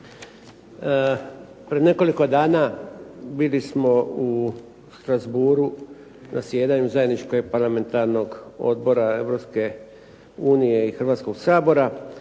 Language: Croatian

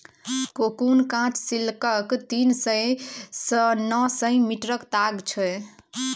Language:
Maithili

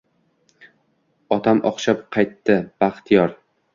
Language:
Uzbek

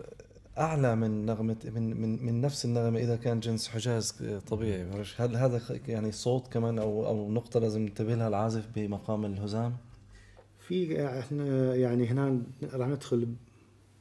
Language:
Arabic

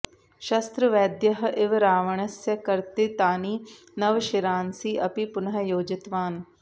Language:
Sanskrit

